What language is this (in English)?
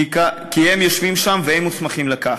Hebrew